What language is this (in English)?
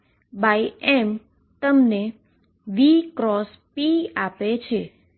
Gujarati